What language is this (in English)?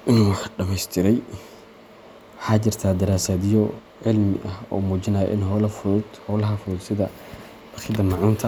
Somali